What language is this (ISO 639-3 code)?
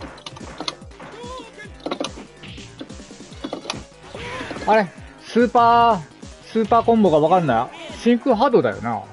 jpn